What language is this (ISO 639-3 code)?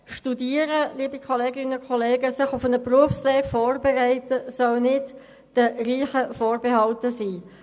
gsw